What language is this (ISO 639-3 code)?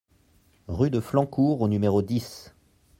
fra